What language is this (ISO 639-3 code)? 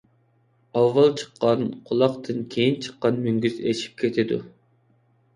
uig